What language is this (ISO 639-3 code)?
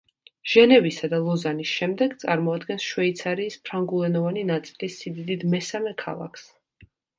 kat